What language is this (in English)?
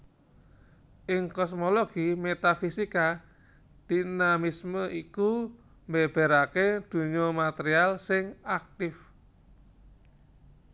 Javanese